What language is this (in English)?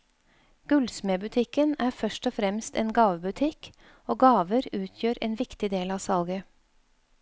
Norwegian